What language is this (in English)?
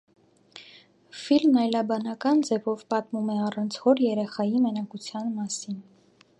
Armenian